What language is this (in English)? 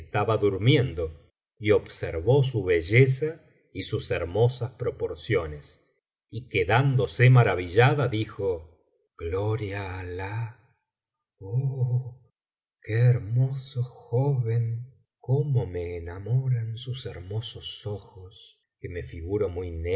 Spanish